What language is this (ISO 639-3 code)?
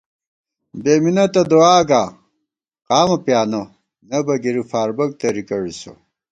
gwt